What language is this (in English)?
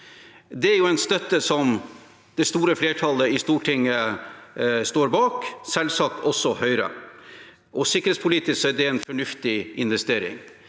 Norwegian